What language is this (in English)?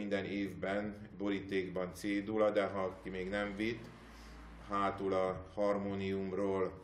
Hungarian